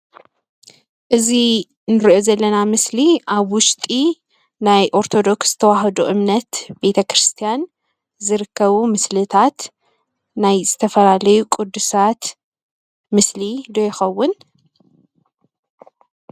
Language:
Tigrinya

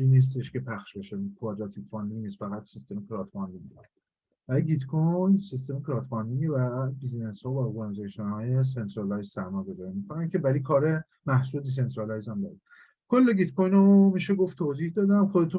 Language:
Persian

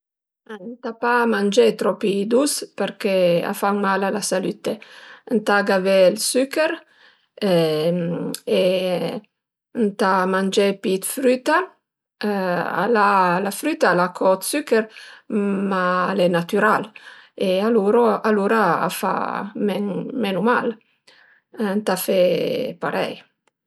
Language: Piedmontese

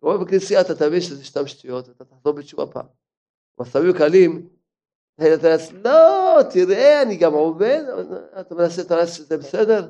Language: Hebrew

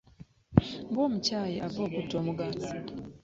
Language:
Ganda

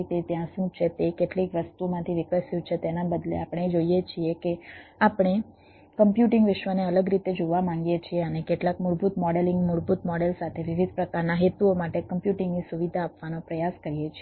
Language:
Gujarati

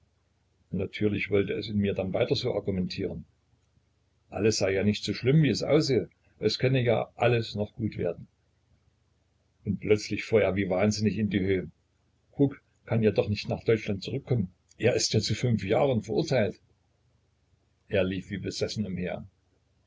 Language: German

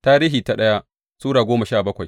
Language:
Hausa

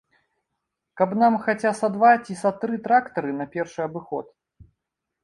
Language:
Belarusian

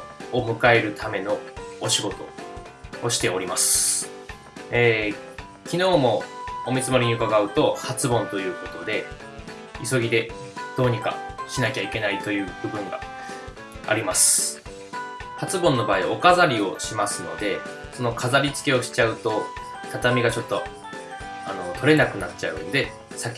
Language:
Japanese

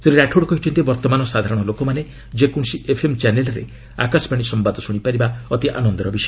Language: Odia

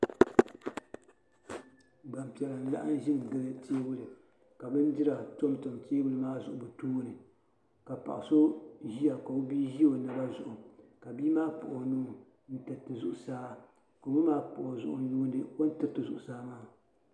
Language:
Dagbani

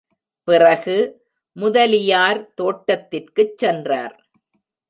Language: Tamil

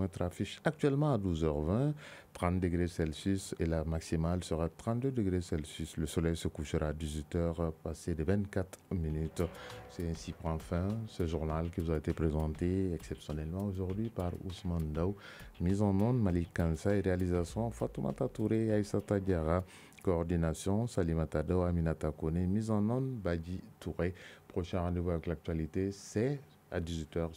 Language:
French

